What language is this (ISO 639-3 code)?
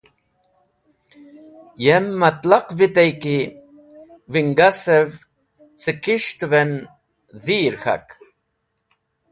wbl